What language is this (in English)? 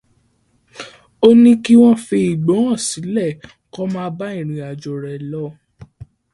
Yoruba